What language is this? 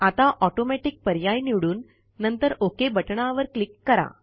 Marathi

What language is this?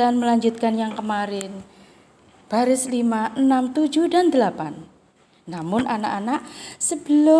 Indonesian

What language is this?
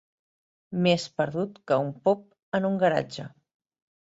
Catalan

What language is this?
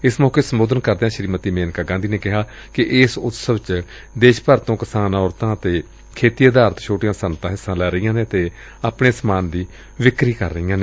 Punjabi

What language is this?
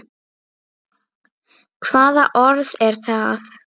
Icelandic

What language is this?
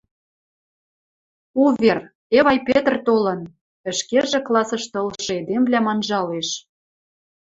Western Mari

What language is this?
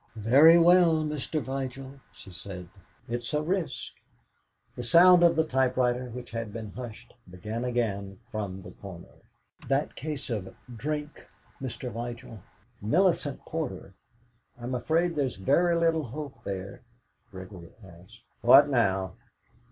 English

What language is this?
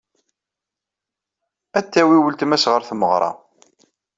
Kabyle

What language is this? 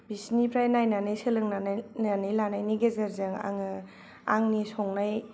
Bodo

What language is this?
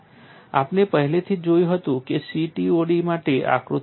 Gujarati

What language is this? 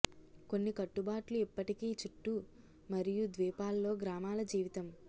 Telugu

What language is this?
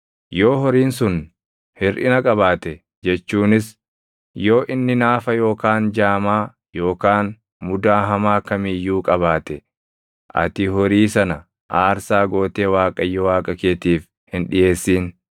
Oromo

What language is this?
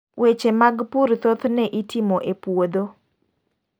Luo (Kenya and Tanzania)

